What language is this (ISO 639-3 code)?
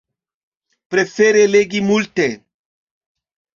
epo